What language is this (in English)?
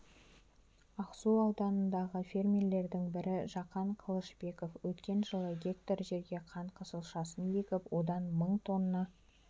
Kazakh